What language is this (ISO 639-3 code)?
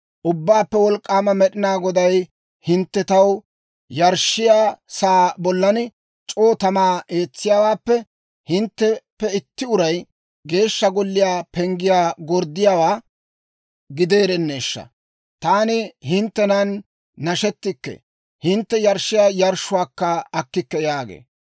dwr